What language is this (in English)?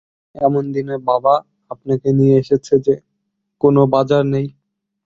Bangla